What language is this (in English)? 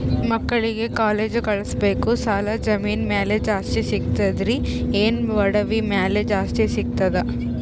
Kannada